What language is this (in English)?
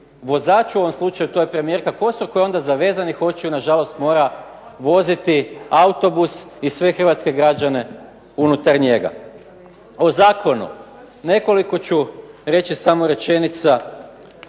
Croatian